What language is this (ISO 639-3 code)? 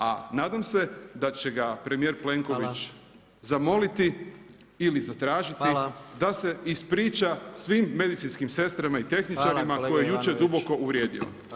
hrv